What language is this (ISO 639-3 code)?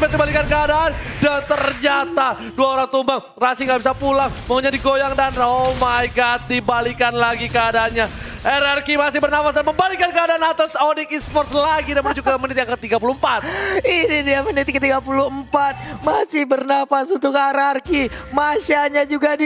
ind